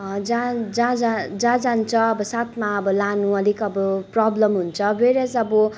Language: Nepali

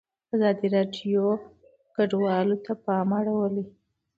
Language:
Pashto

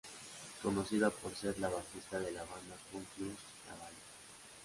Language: Spanish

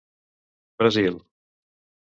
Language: Catalan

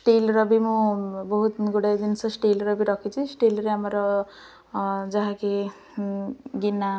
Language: Odia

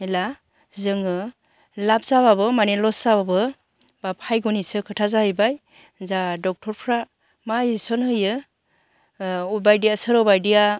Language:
Bodo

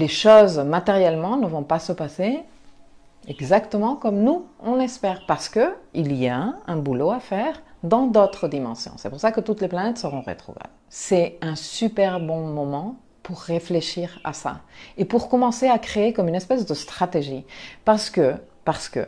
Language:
French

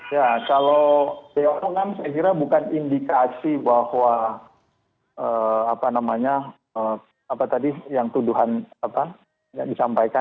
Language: Indonesian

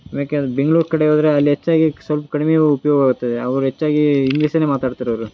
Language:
Kannada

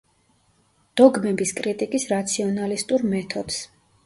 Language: Georgian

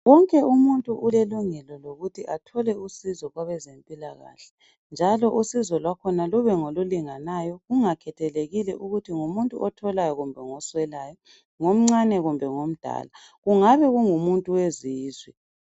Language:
North Ndebele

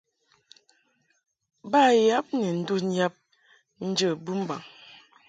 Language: Mungaka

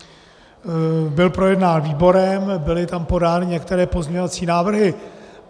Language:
Czech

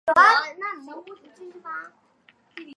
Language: Chinese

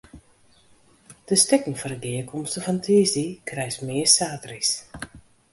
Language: Western Frisian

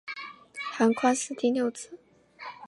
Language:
Chinese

